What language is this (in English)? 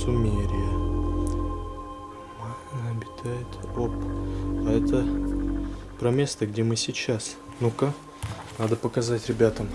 Russian